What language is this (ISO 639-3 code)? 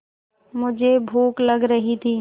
hin